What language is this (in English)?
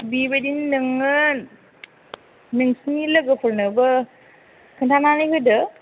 Bodo